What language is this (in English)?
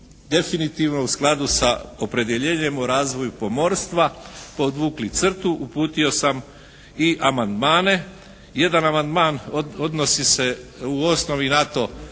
Croatian